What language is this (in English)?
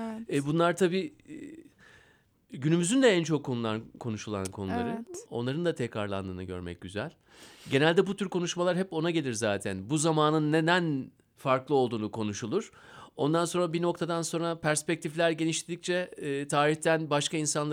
Turkish